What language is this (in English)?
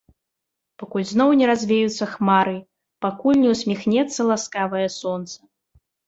Belarusian